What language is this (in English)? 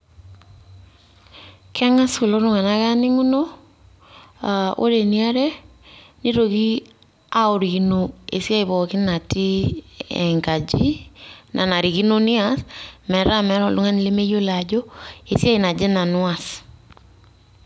Masai